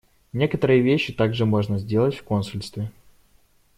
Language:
Russian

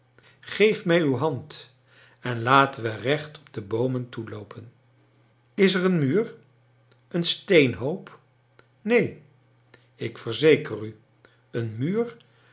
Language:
Dutch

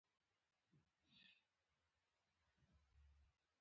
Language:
Pashto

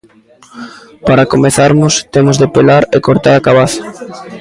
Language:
Galician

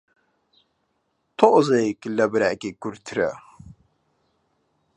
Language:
Central Kurdish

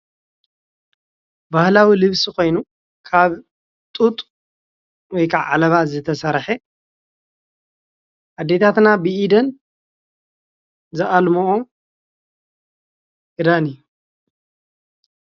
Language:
Tigrinya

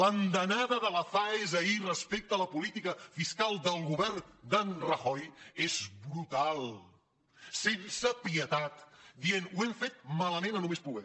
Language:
Catalan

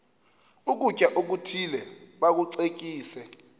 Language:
Xhosa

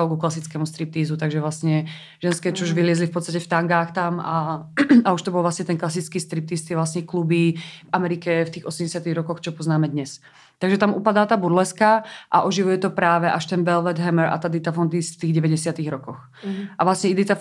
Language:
Czech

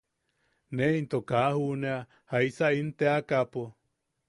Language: Yaqui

